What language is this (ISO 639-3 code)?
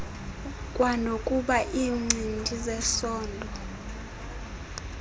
xho